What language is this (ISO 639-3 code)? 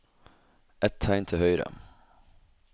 nor